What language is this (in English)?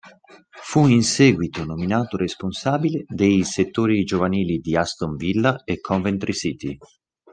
Italian